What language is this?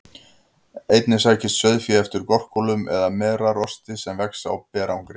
Icelandic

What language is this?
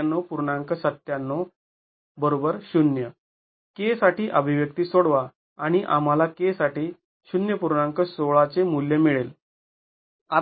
Marathi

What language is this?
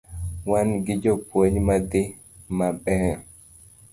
Luo (Kenya and Tanzania)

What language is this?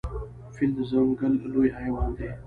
Pashto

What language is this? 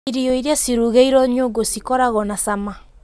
Kikuyu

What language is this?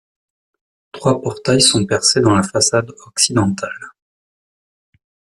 French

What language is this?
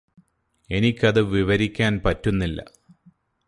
Malayalam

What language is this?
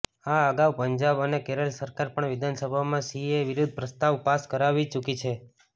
Gujarati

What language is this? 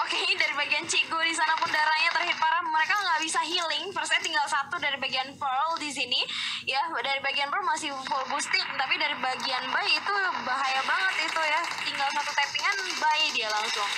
Indonesian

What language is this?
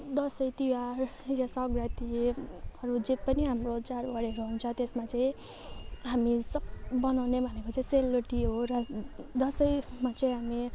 Nepali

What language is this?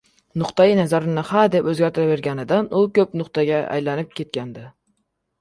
Uzbek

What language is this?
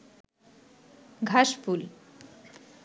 Bangla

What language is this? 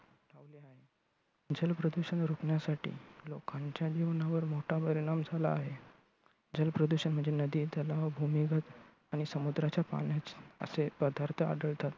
Marathi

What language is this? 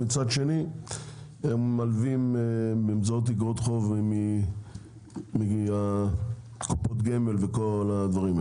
Hebrew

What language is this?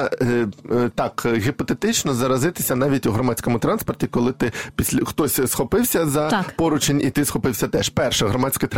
Ukrainian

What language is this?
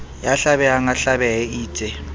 Southern Sotho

